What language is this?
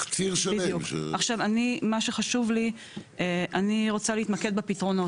Hebrew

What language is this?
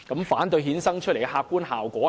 Cantonese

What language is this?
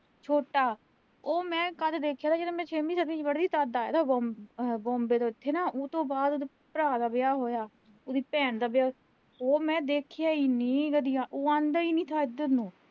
Punjabi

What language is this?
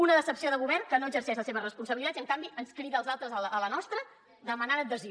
Catalan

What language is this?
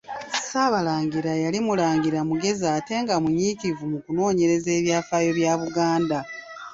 Ganda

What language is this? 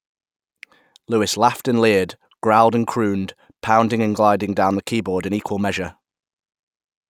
English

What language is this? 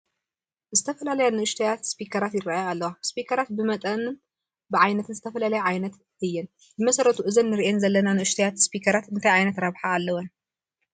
Tigrinya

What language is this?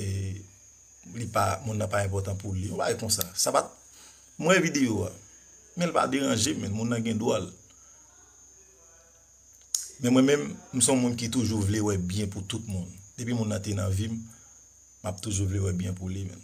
French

